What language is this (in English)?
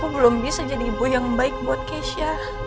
Indonesian